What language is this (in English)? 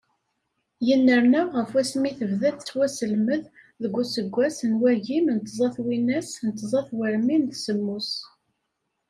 Kabyle